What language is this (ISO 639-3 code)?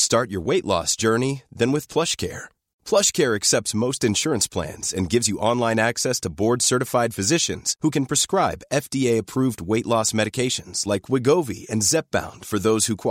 swe